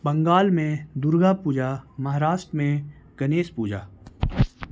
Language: Urdu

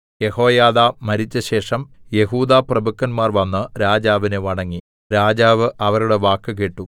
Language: Malayalam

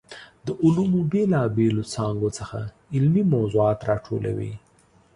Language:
Pashto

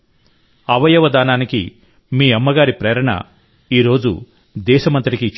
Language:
Telugu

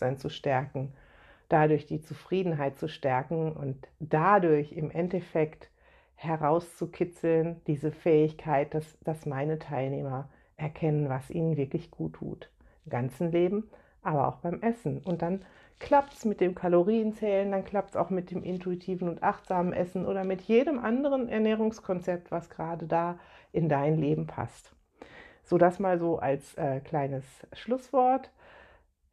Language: German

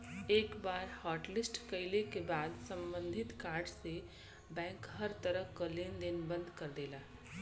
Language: Bhojpuri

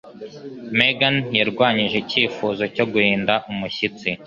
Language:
Kinyarwanda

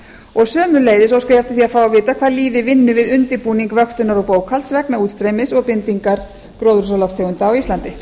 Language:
Icelandic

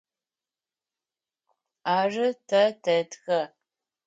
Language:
Adyghe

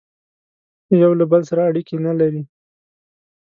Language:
Pashto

